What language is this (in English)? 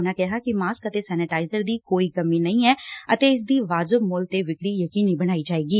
Punjabi